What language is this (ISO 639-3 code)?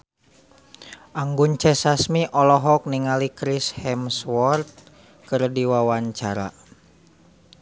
sun